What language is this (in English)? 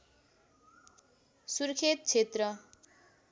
Nepali